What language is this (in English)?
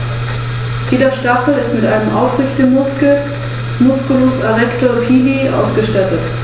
German